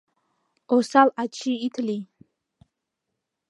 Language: Mari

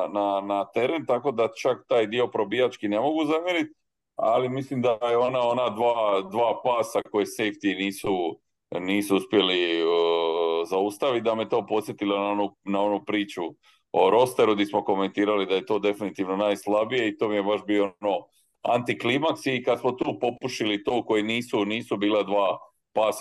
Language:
Croatian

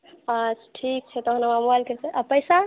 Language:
Maithili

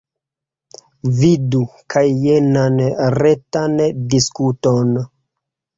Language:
Esperanto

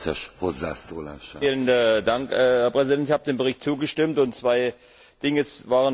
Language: German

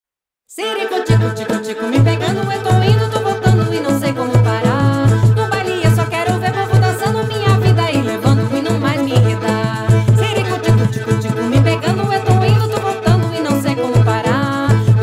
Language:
Romanian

